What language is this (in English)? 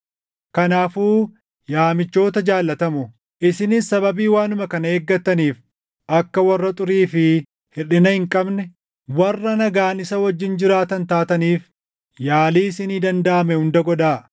Oromo